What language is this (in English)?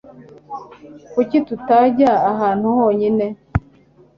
Kinyarwanda